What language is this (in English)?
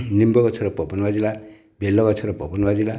Odia